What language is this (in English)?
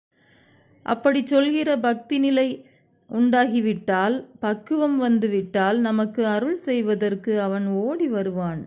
Tamil